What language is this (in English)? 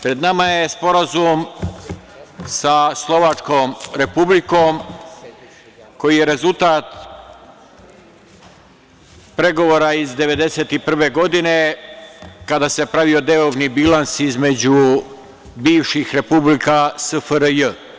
Serbian